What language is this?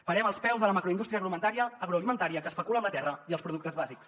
Catalan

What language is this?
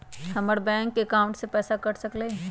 Magahi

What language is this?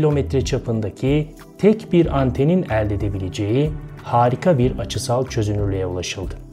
Turkish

